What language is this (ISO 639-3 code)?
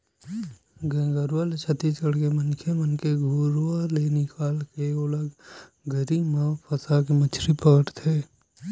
hne